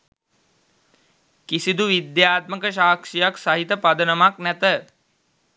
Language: Sinhala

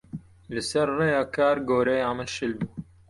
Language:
Kurdish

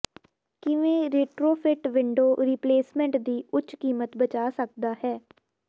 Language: Punjabi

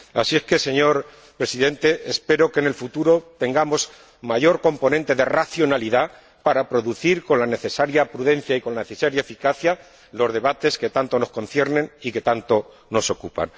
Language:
Spanish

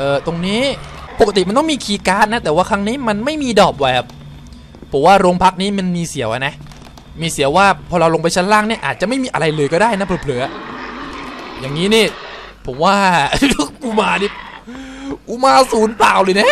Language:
Thai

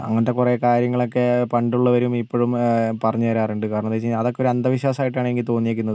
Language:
Malayalam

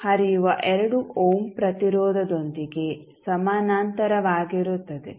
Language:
Kannada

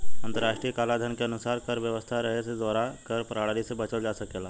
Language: Bhojpuri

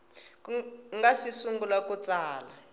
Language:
Tsonga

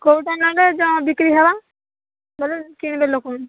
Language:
Odia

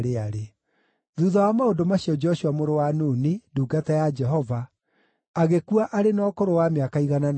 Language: Kikuyu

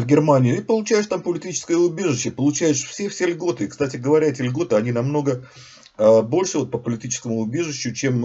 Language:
Russian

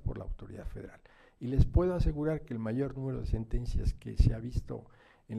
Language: Spanish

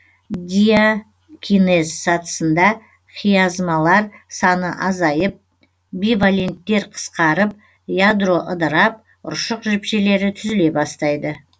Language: Kazakh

